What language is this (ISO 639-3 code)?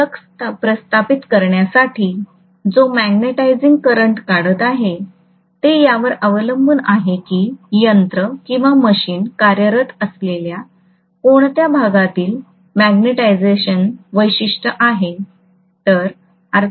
mar